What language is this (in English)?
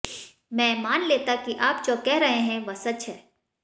Hindi